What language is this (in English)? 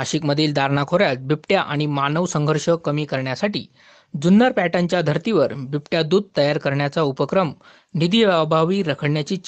Marathi